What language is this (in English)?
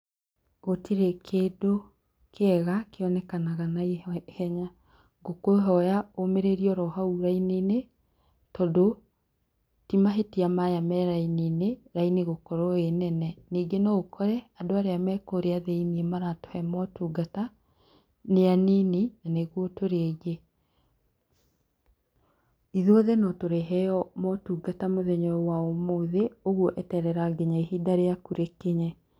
Kikuyu